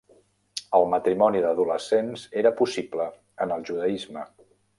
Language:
Catalan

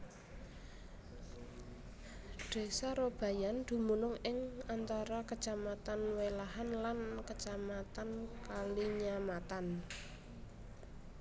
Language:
Javanese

